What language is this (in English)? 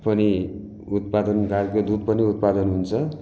Nepali